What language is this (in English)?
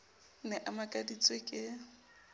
Southern Sotho